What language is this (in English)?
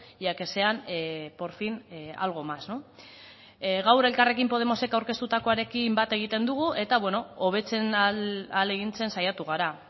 Basque